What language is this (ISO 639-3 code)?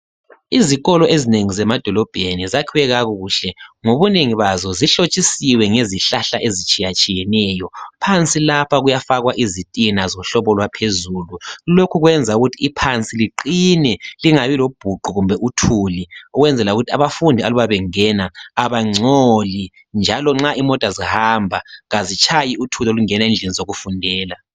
nde